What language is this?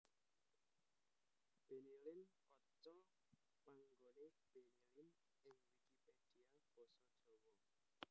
Javanese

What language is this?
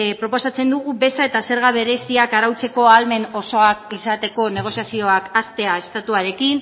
Basque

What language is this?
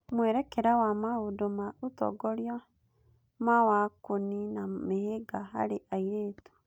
Kikuyu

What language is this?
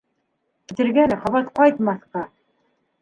Bashkir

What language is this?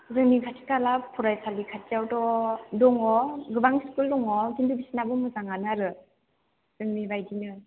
Bodo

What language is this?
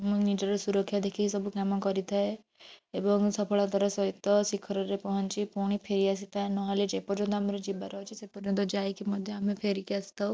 Odia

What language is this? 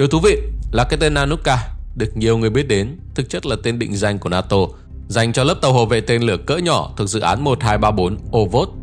Vietnamese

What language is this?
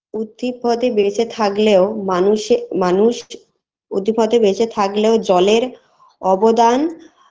Bangla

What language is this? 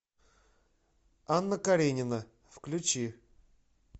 Russian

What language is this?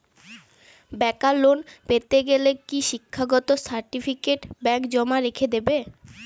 Bangla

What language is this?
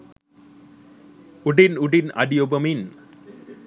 Sinhala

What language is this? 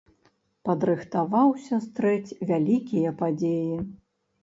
Belarusian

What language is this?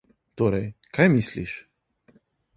Slovenian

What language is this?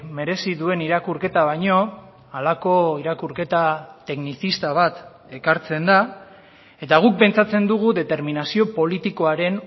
Basque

